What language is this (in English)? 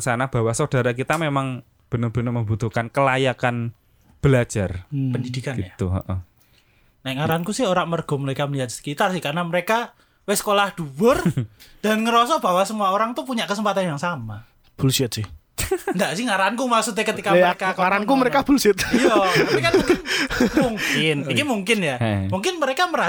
Indonesian